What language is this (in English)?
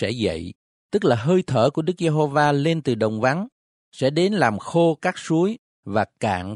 Vietnamese